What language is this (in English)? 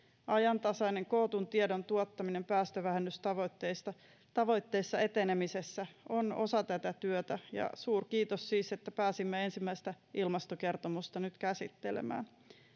Finnish